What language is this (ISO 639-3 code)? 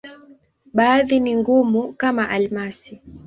swa